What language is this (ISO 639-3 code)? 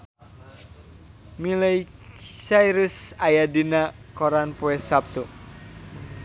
sun